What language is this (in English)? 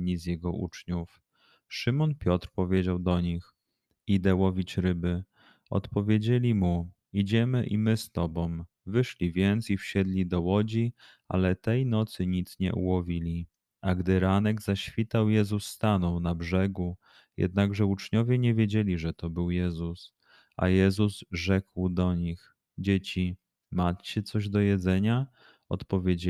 Polish